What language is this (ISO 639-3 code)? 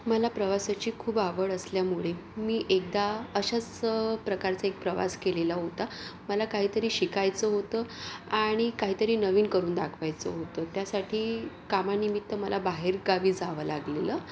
mar